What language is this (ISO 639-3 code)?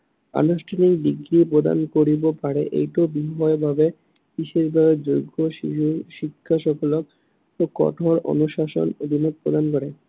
asm